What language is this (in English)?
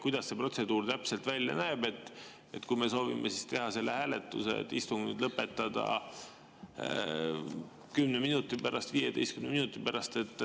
Estonian